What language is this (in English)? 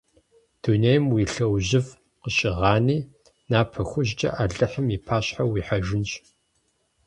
Kabardian